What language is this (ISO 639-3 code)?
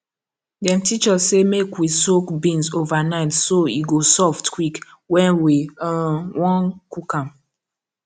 pcm